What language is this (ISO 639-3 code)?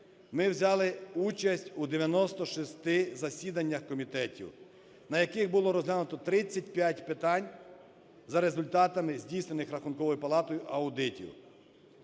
ukr